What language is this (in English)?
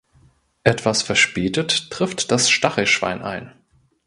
German